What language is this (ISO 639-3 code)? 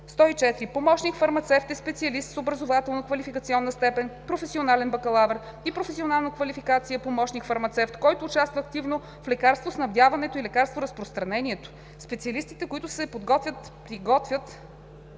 bul